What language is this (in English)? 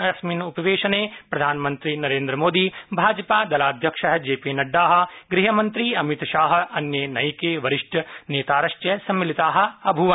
Sanskrit